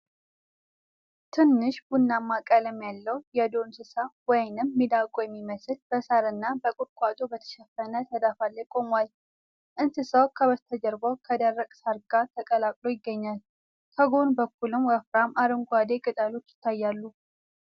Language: Amharic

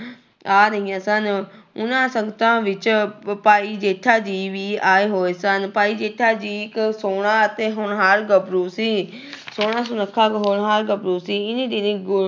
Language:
Punjabi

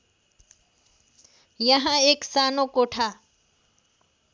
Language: Nepali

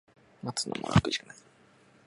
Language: Japanese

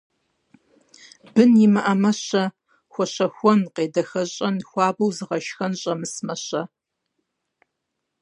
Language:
Kabardian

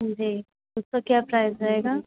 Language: Hindi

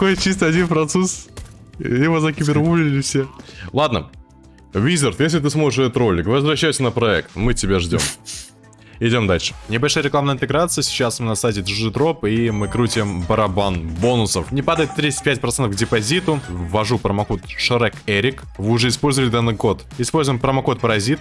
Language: Russian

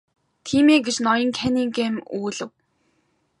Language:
Mongolian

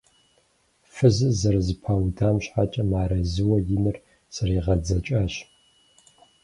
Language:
Kabardian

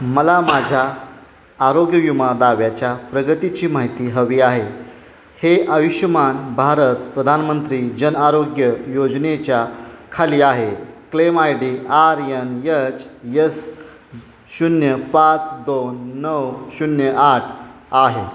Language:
Marathi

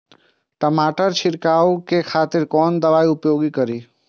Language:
Maithili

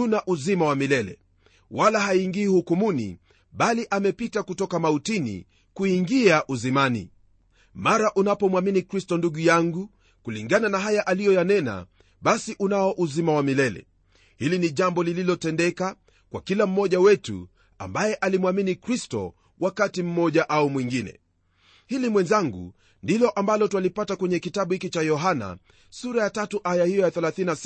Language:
Swahili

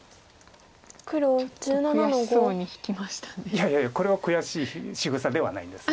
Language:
Japanese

